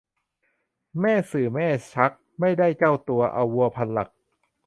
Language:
Thai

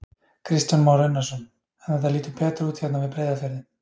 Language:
Icelandic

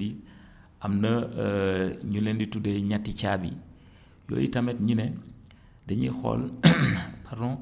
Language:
Wolof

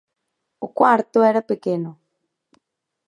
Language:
Galician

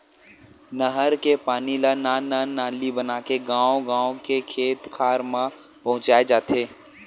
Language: Chhattisgarhi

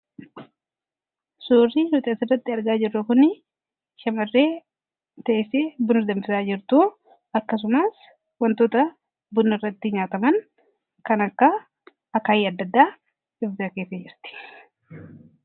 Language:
Oromo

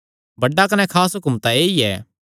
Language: Kangri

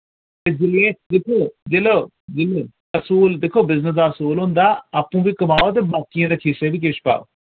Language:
Dogri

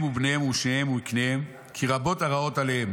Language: Hebrew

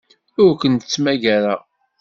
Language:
Kabyle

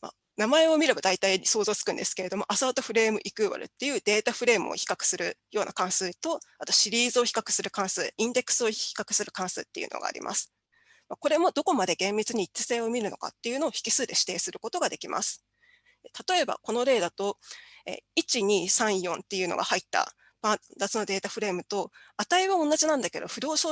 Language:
Japanese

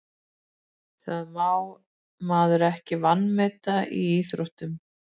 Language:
Icelandic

